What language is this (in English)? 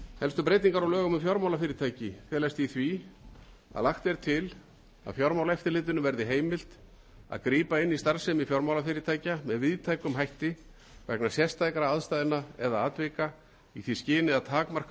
Icelandic